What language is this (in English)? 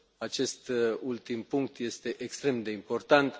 Romanian